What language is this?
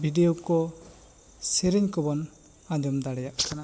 Santali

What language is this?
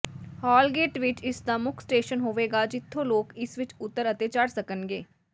Punjabi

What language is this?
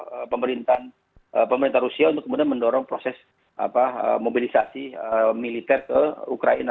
Indonesian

